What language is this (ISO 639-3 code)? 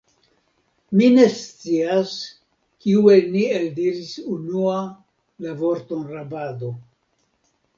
epo